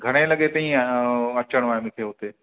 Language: Sindhi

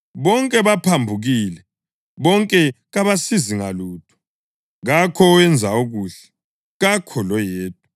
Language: North Ndebele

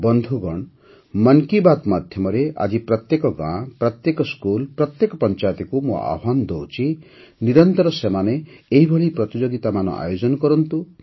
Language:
Odia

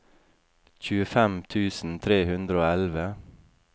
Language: Norwegian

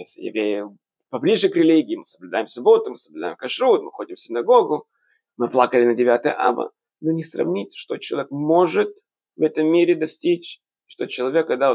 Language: Russian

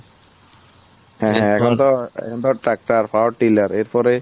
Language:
Bangla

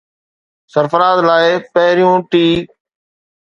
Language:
Sindhi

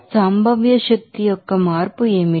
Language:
Telugu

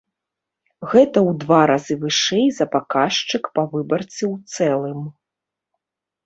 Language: Belarusian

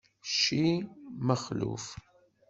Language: Kabyle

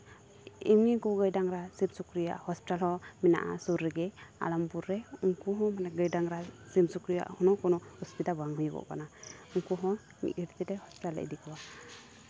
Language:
Santali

